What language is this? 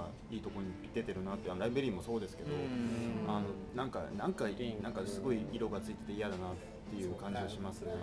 Japanese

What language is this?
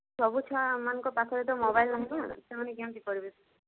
Odia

